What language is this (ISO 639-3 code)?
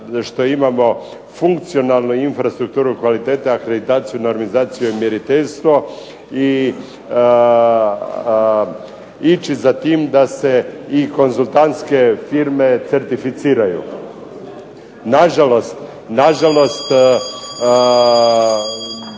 hrv